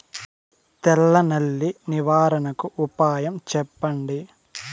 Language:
Telugu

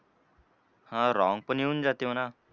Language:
Marathi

